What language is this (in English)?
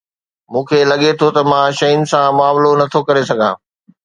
Sindhi